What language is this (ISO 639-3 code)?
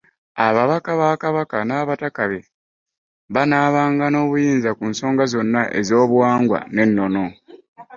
lug